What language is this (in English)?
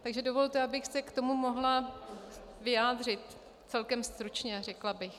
Czech